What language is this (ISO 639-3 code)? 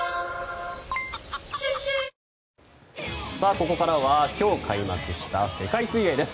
jpn